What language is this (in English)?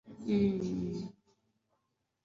Swahili